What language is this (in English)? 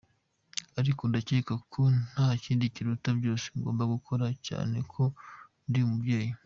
Kinyarwanda